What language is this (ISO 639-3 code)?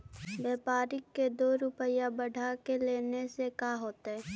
mag